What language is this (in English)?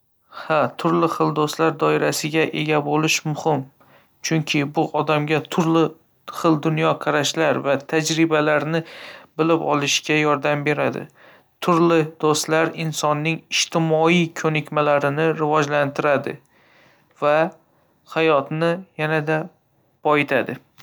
Uzbek